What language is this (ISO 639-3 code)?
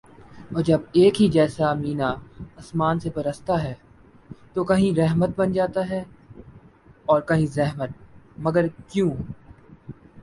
urd